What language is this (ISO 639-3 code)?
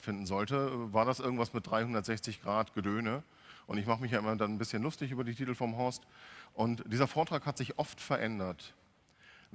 deu